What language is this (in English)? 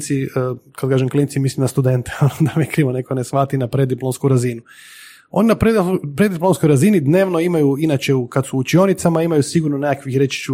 Croatian